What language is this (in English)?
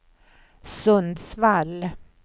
Swedish